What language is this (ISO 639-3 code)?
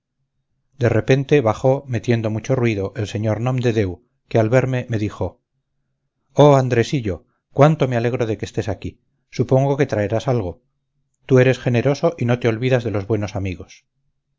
spa